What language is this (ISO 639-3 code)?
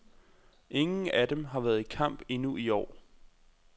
dan